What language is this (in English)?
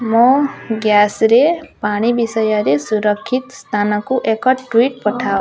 Odia